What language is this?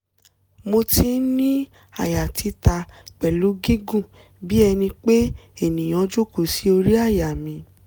Yoruba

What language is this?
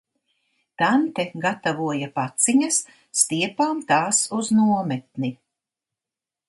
Latvian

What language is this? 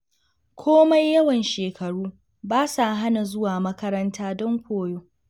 Hausa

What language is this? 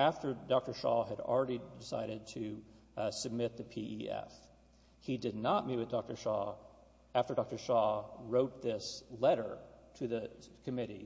English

